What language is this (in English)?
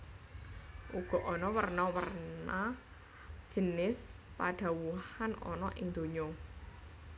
Javanese